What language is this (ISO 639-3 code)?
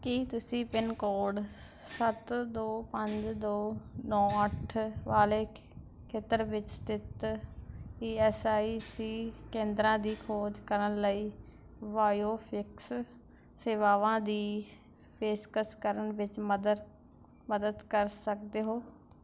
pan